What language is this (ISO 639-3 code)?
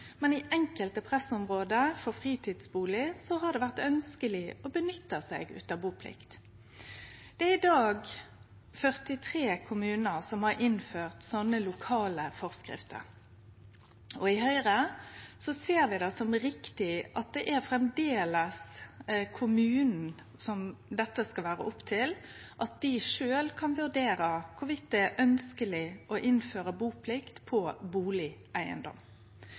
nno